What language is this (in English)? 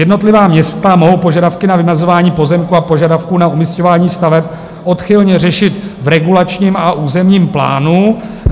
Czech